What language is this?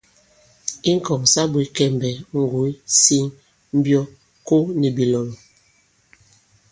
Bankon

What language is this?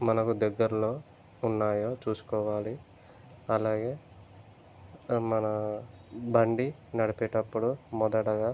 Telugu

